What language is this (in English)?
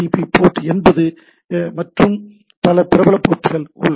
Tamil